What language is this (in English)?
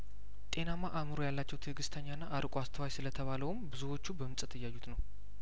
Amharic